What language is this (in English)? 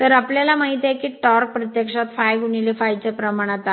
Marathi